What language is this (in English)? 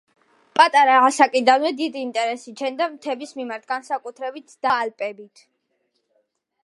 Georgian